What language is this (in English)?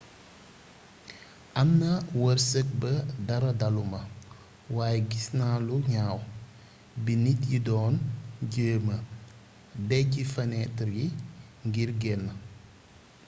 Wolof